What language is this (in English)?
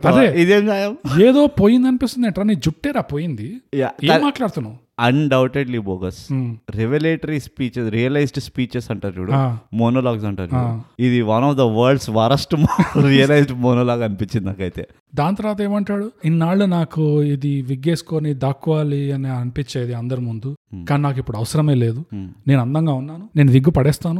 Telugu